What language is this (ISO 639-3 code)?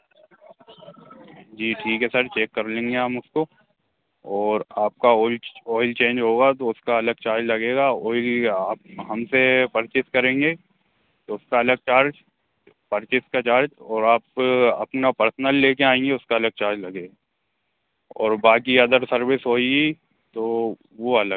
hin